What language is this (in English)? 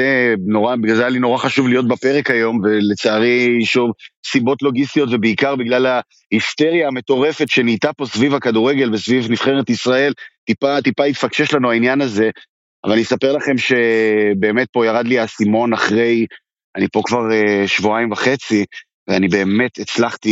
Hebrew